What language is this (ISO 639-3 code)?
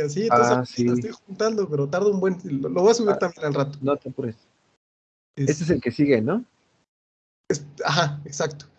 spa